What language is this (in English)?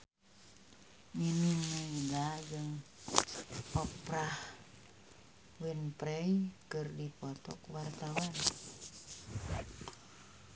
Sundanese